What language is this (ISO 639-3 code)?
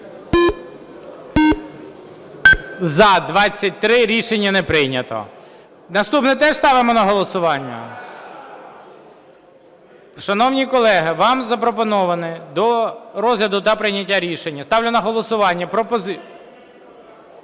ukr